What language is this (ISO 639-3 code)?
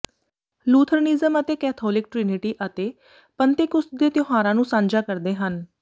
pan